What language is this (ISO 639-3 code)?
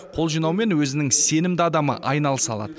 kaz